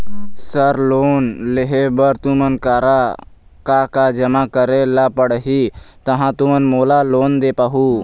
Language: Chhattisgarhi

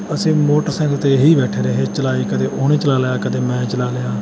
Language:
Punjabi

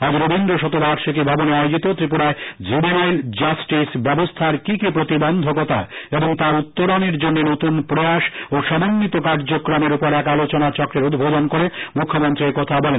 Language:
Bangla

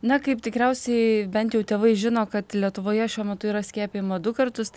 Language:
Lithuanian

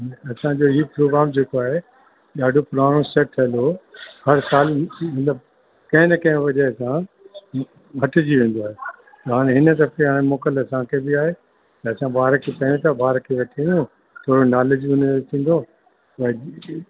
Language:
Sindhi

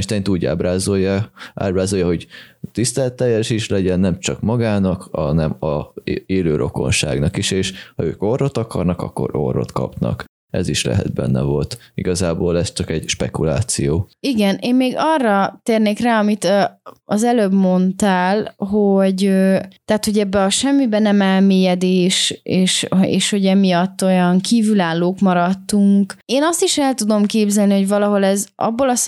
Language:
Hungarian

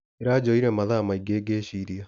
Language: Kikuyu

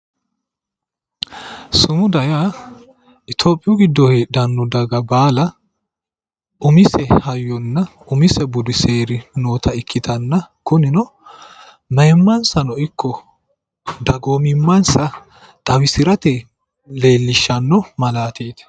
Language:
Sidamo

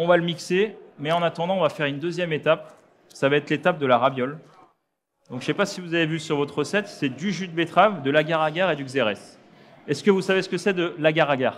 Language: French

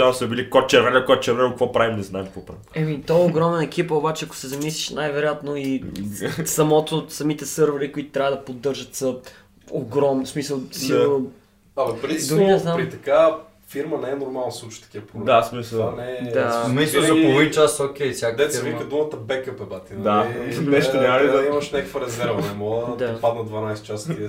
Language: Bulgarian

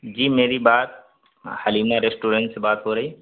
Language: Urdu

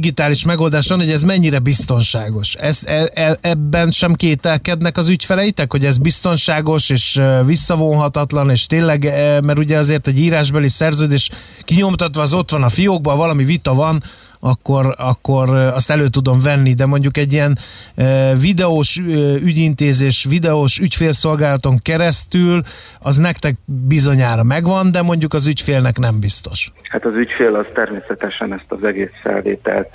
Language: Hungarian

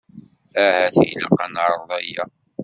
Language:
Kabyle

